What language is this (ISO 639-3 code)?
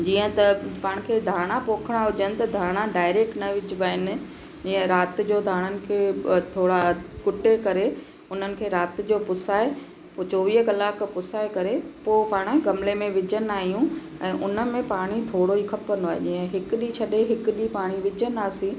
snd